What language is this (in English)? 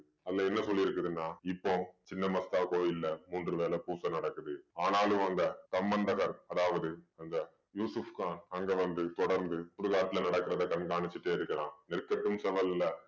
Tamil